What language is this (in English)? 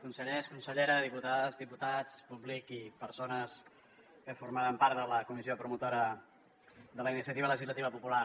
Catalan